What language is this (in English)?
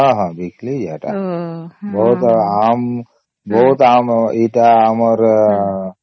Odia